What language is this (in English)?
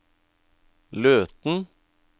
Norwegian